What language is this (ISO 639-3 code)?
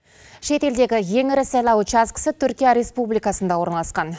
kaz